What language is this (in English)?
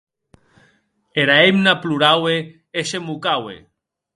Occitan